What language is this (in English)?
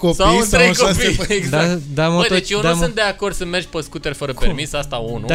Romanian